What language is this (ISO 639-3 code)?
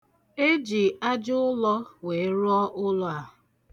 ibo